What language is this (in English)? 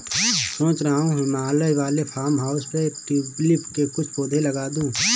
Hindi